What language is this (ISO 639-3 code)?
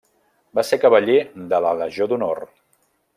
cat